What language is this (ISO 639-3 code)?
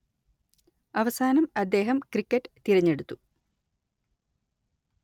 mal